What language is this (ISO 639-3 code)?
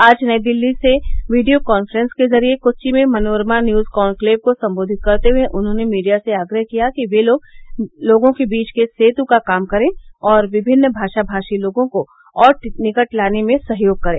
hin